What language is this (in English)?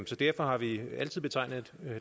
Danish